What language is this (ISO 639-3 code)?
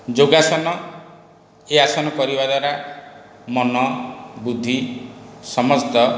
ori